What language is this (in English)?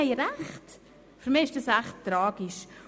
Swiss German